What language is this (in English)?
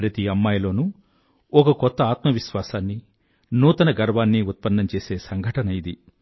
Telugu